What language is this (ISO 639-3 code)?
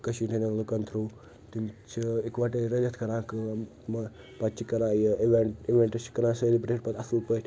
kas